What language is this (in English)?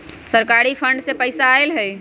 Magahi